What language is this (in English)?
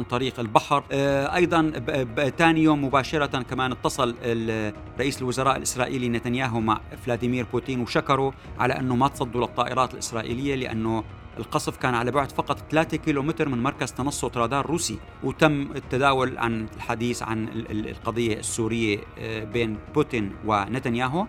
Arabic